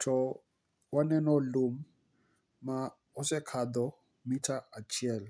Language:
Luo (Kenya and Tanzania)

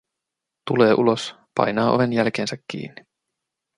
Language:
Finnish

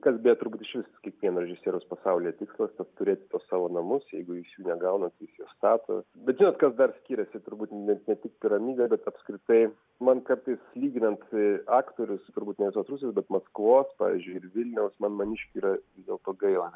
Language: Lithuanian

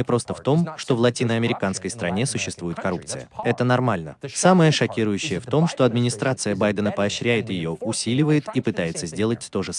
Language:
Russian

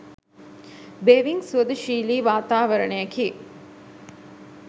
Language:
Sinhala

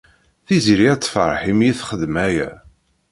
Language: Kabyle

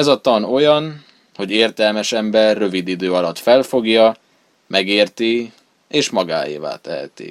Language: Hungarian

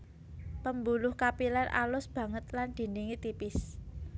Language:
Javanese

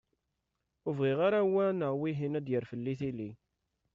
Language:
Kabyle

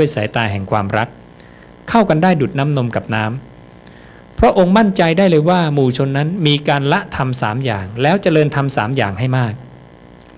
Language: Thai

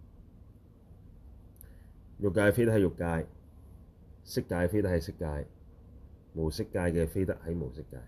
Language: Chinese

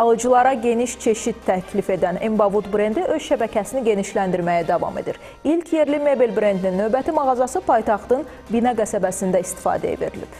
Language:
Turkish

